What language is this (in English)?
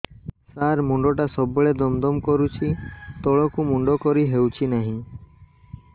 Odia